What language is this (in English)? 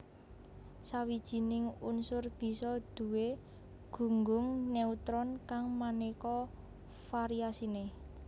Javanese